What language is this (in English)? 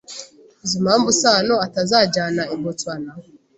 Kinyarwanda